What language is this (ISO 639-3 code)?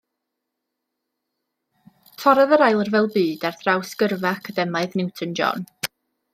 cym